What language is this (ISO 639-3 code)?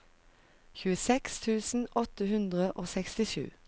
nor